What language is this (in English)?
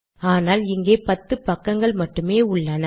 Tamil